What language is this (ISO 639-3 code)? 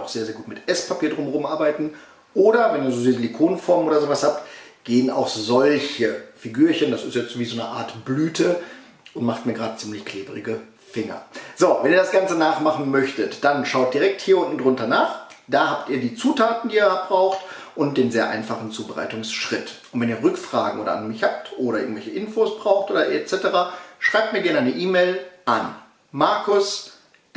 deu